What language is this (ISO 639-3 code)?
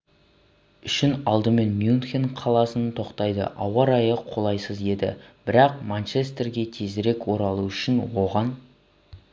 kaz